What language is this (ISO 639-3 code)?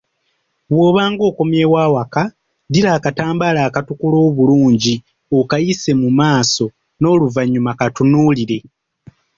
lug